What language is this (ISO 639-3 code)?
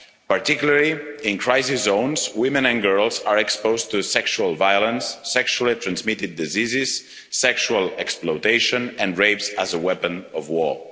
eng